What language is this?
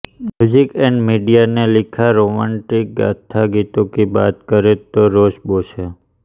Hindi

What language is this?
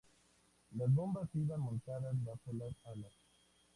Spanish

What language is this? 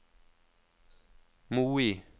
Norwegian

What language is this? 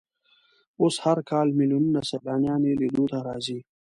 Pashto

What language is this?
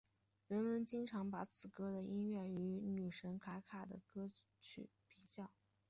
Chinese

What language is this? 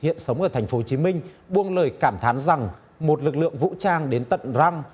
Vietnamese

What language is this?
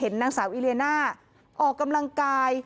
Thai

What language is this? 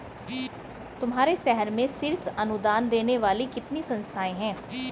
Hindi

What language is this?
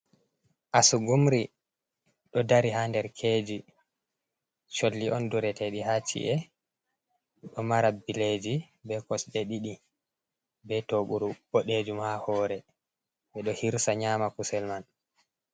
Fula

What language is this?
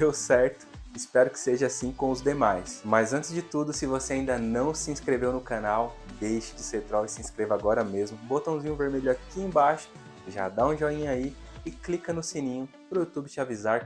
Portuguese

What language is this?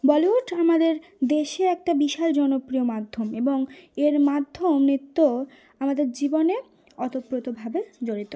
Bangla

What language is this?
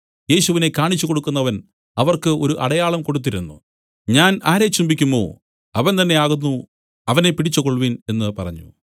Malayalam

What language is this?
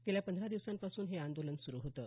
Marathi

